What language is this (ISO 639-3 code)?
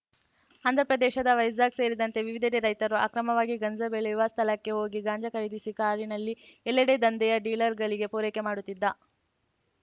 kan